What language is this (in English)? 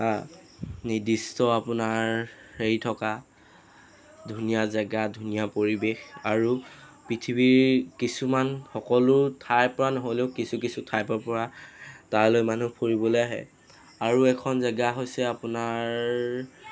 Assamese